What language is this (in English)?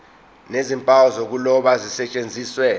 Zulu